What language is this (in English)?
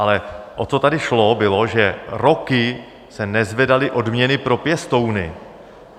Czech